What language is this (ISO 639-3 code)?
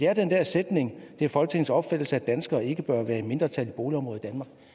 dan